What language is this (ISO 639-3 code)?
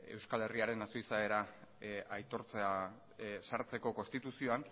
eus